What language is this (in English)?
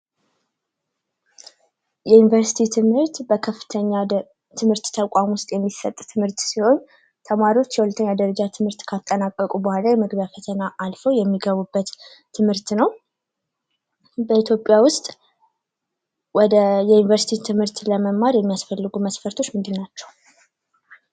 Amharic